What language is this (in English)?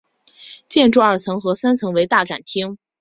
Chinese